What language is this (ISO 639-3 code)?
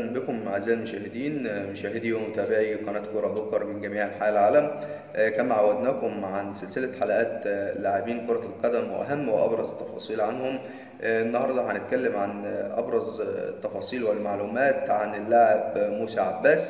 ara